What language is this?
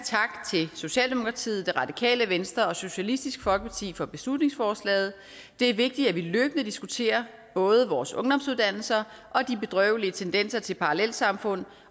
Danish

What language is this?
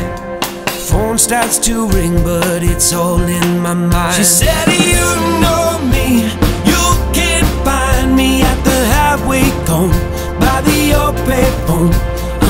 English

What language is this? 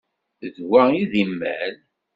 Kabyle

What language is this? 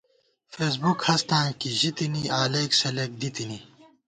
Gawar-Bati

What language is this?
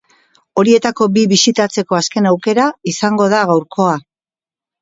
Basque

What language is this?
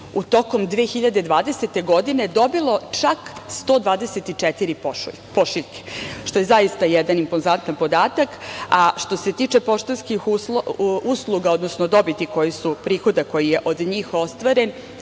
Serbian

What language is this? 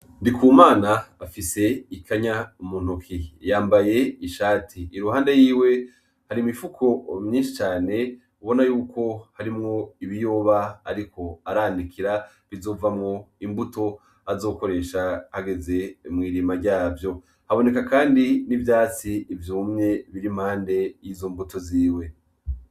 Rundi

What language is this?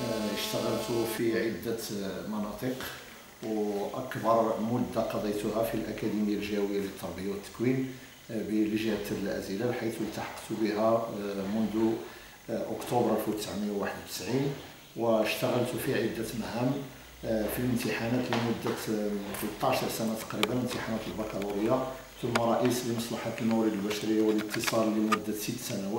Arabic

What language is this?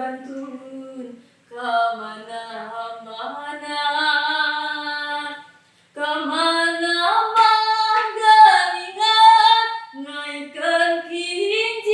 Indonesian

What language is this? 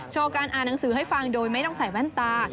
Thai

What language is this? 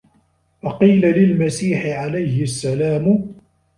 Arabic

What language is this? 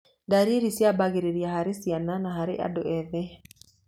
Kikuyu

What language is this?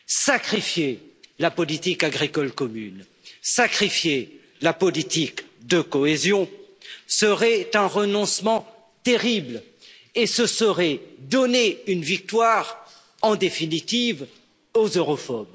French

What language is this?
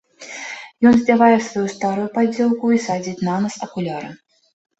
Belarusian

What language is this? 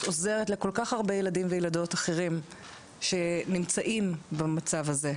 Hebrew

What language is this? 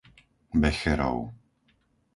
Slovak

